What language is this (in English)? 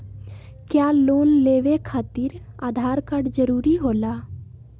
Magahi